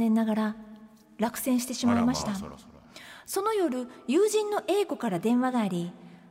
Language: Japanese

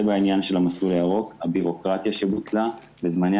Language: Hebrew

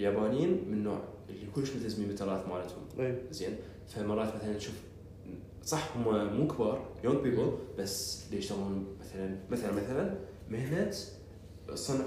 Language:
Arabic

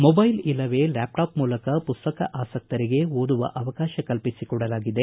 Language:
Kannada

